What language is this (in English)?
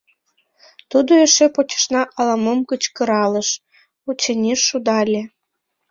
Mari